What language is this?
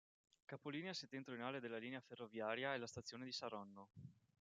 Italian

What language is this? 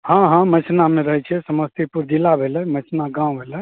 Maithili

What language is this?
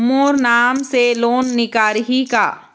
Chhattisgarhi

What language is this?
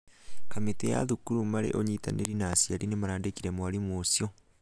Kikuyu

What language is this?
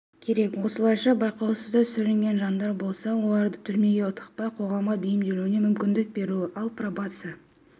Kazakh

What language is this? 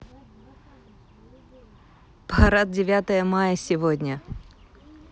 Russian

